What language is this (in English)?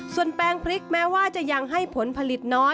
Thai